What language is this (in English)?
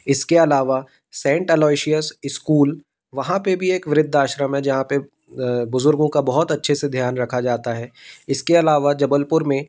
Hindi